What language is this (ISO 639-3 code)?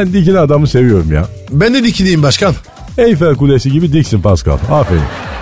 tur